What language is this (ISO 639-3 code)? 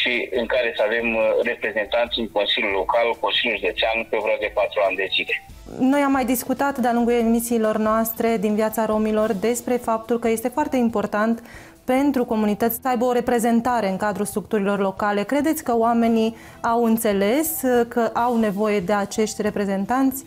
ron